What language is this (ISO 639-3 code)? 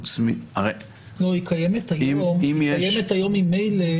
heb